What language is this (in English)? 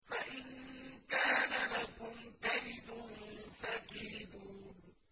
Arabic